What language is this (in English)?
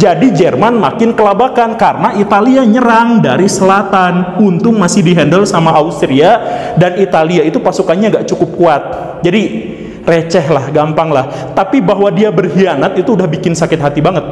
Indonesian